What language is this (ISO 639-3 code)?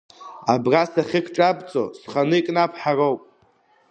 abk